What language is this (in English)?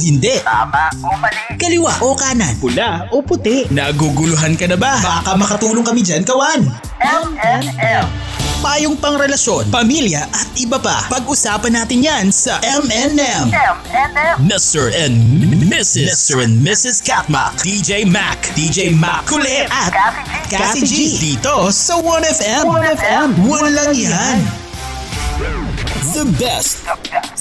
Filipino